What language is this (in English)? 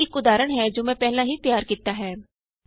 Punjabi